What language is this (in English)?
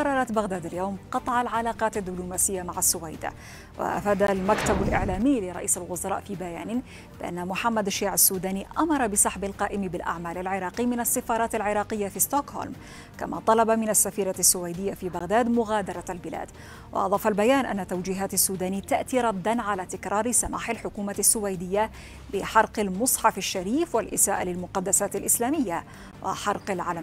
Arabic